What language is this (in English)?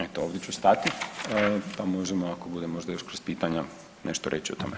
Croatian